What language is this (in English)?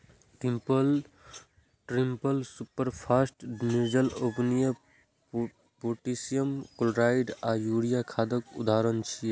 Maithili